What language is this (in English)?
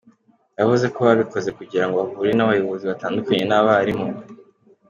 Kinyarwanda